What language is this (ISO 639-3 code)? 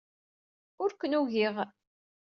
kab